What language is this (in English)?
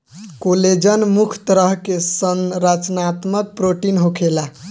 Bhojpuri